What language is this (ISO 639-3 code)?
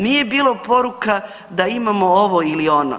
hrv